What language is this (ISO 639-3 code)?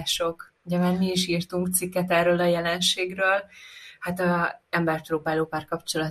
hun